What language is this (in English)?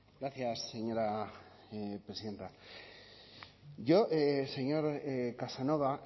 Spanish